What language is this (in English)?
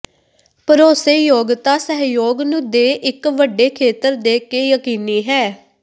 Punjabi